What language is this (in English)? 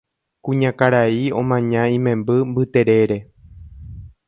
Guarani